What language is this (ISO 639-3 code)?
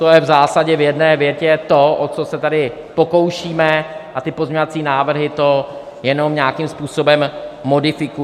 ces